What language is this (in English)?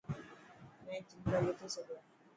Dhatki